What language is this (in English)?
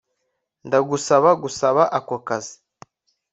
Kinyarwanda